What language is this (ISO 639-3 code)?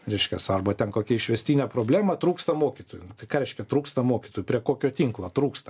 lit